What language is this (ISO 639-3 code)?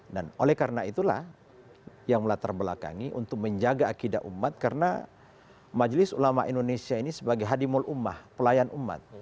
ind